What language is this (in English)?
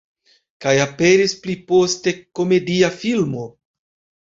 Esperanto